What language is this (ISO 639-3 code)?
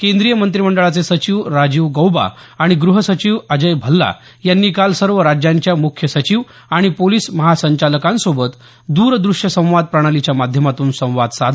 mar